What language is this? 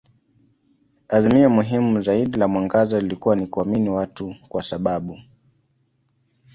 Swahili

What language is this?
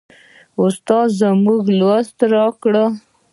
Pashto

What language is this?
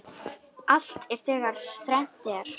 Icelandic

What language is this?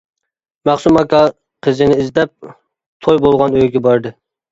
Uyghur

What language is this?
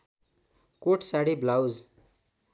Nepali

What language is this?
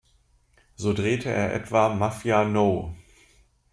German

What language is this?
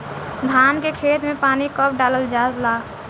Bhojpuri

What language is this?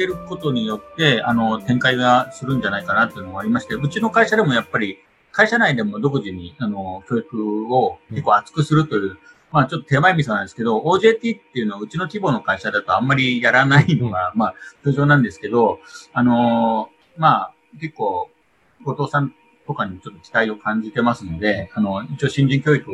Japanese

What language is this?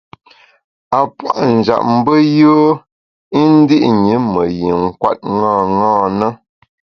Bamun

